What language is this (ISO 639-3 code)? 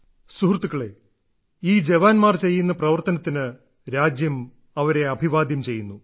mal